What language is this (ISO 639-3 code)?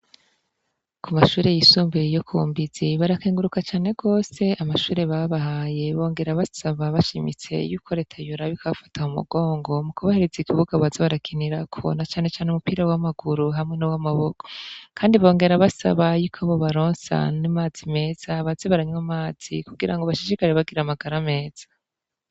run